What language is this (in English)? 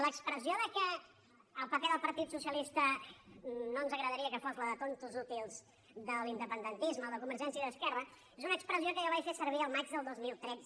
Catalan